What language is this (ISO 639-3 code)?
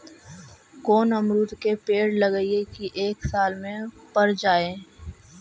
mag